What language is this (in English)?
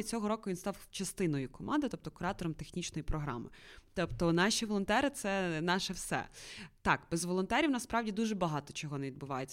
Ukrainian